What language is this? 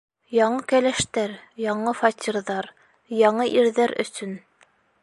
Bashkir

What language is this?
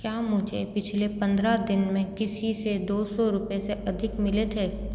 Hindi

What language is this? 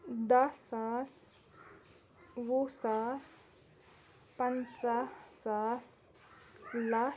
Kashmiri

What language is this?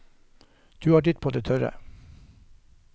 Norwegian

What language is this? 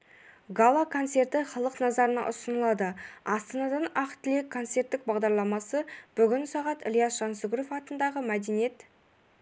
Kazakh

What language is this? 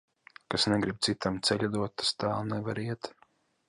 Latvian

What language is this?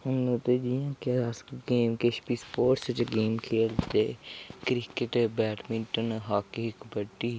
Dogri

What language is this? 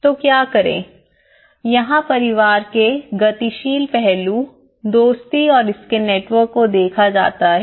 Hindi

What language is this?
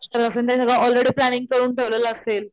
Marathi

